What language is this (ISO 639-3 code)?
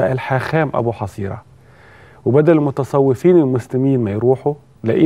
ara